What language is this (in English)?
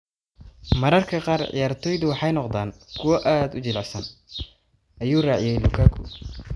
Somali